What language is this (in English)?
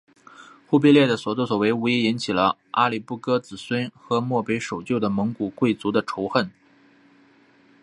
Chinese